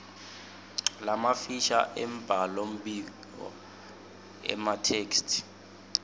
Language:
Swati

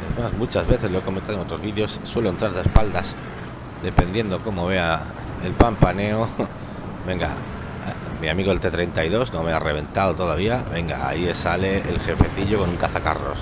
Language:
Spanish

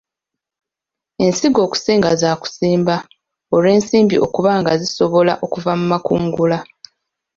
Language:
Ganda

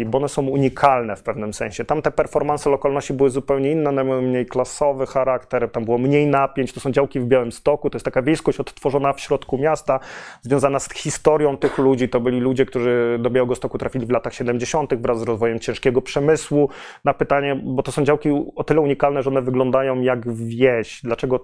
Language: Polish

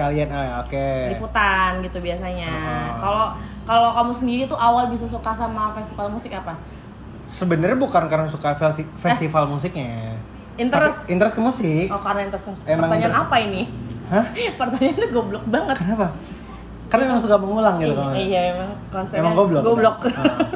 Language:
Indonesian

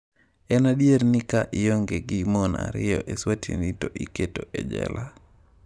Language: Luo (Kenya and Tanzania)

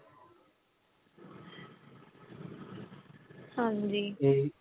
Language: Punjabi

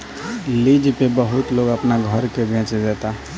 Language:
Bhojpuri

